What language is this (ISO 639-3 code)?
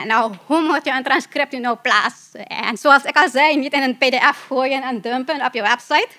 nld